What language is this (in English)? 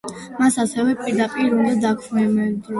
Georgian